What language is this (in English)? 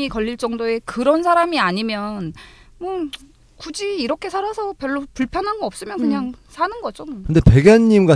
Korean